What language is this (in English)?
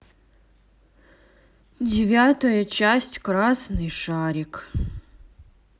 Russian